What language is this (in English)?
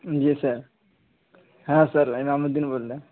Urdu